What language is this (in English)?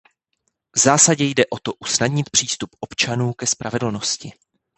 Czech